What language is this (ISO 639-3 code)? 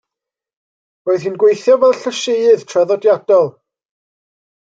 cym